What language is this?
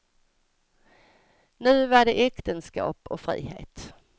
Swedish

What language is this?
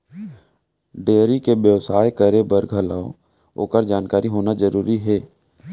Chhattisgarhi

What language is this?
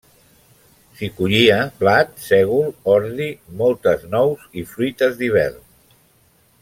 Catalan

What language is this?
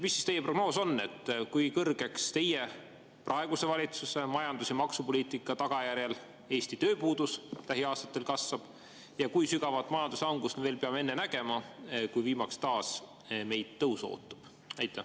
Estonian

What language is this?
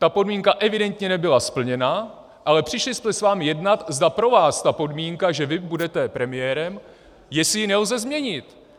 Czech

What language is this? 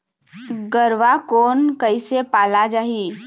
Chhattisgarhi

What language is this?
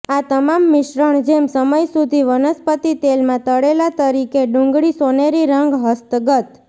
Gujarati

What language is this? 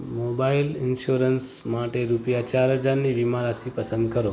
Gujarati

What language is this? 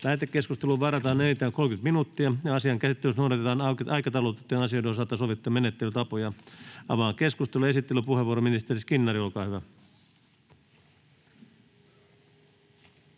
Finnish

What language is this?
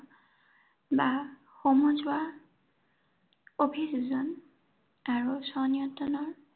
Assamese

